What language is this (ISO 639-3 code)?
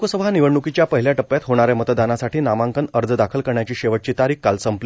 mar